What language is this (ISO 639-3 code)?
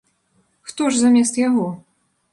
bel